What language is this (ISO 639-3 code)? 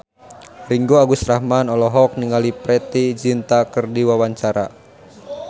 sun